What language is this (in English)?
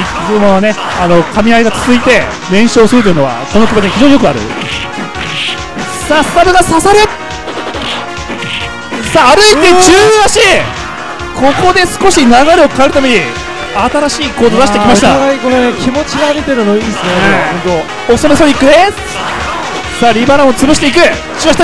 Japanese